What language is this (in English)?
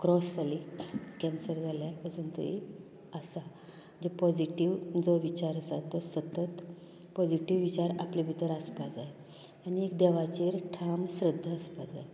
Konkani